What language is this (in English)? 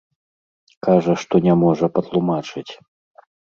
Belarusian